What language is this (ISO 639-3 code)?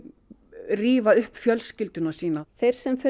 isl